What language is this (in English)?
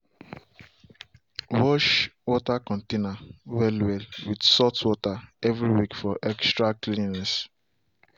Nigerian Pidgin